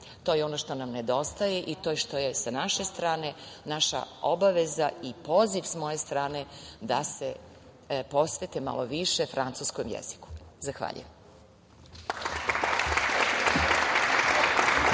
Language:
Serbian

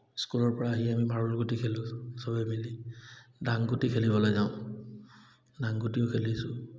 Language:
Assamese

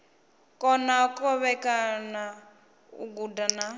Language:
Venda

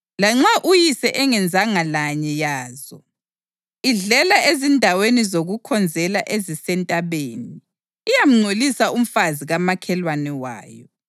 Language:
North Ndebele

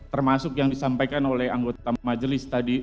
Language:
Indonesian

